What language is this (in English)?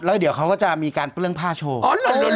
Thai